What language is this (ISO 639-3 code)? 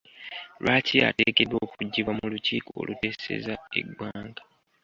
lug